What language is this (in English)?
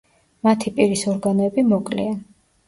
Georgian